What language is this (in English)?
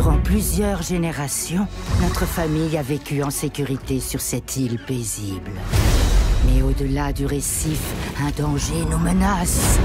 French